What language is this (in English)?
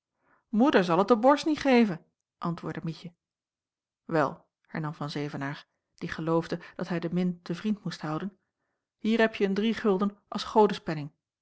Dutch